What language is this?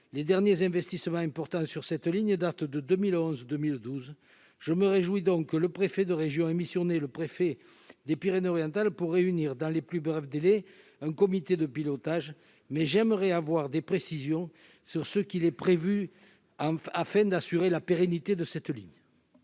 French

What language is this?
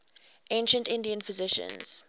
English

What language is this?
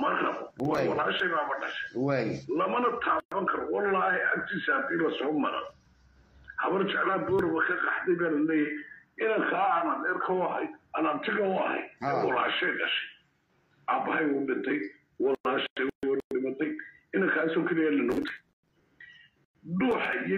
Arabic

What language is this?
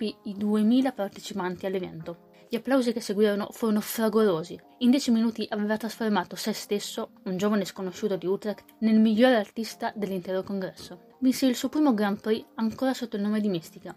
Italian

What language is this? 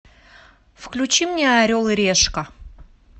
Russian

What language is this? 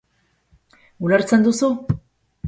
Basque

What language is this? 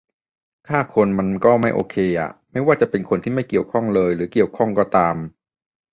Thai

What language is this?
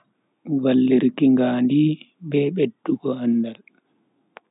Bagirmi Fulfulde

